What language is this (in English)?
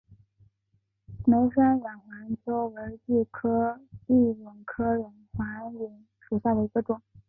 Chinese